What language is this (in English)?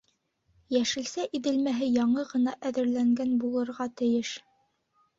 Bashkir